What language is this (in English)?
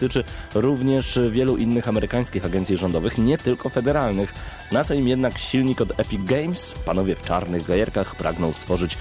Polish